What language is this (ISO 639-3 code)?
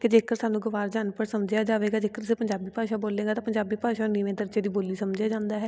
pan